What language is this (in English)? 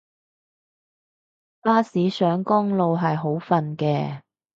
Cantonese